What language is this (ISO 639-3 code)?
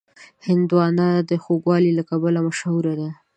pus